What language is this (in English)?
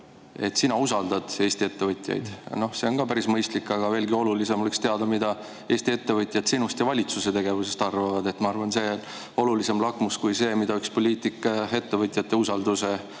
Estonian